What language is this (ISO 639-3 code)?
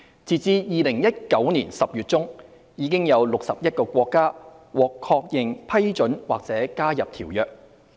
yue